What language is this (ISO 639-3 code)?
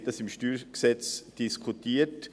gsw